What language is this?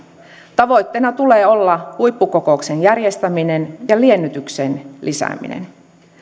Finnish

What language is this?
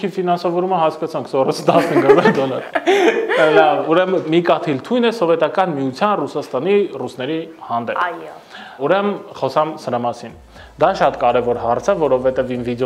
Romanian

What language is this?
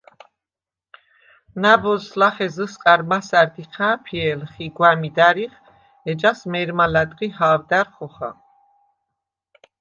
Svan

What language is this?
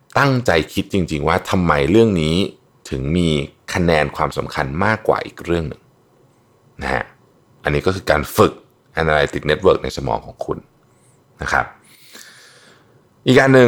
Thai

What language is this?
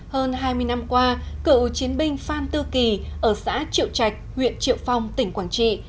Vietnamese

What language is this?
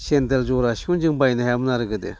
Bodo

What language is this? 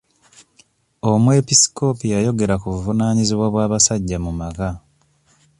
Ganda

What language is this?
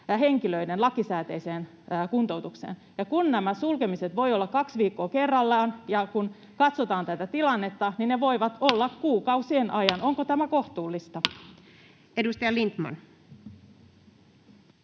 Finnish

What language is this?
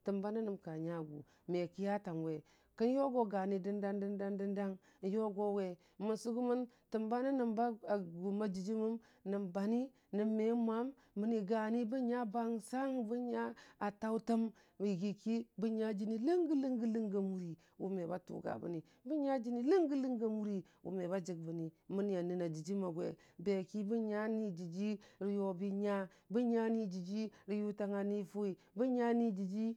Dijim-Bwilim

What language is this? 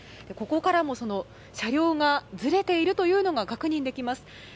Japanese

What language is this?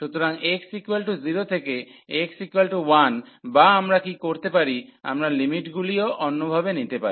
Bangla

